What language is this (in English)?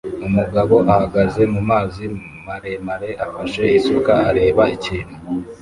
Kinyarwanda